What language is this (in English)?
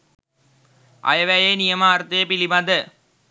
Sinhala